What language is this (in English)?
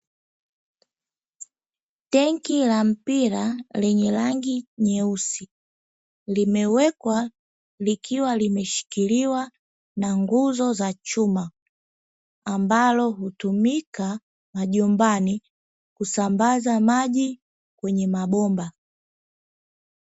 Swahili